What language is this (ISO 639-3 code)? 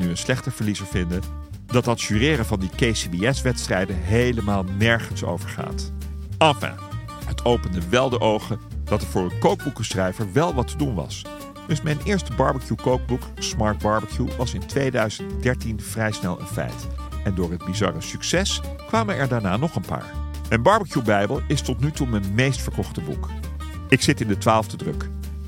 nld